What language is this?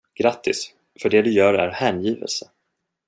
Swedish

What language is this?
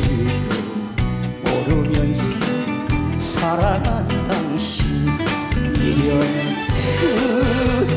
Korean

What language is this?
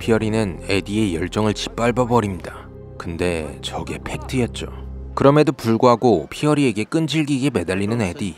Korean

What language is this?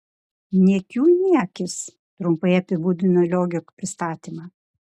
Lithuanian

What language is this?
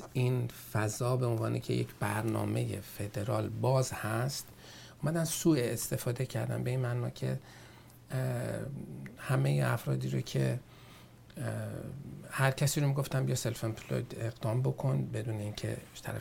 Persian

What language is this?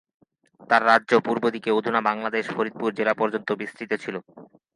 Bangla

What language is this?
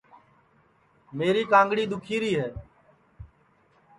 Sansi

